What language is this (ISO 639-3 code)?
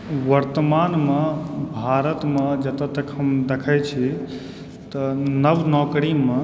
mai